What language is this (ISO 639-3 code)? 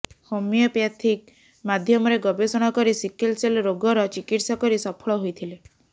ori